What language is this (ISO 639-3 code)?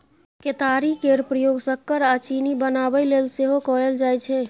mai